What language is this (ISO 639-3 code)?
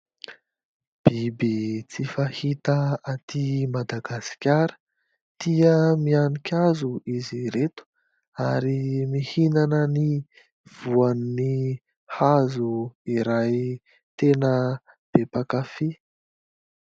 mlg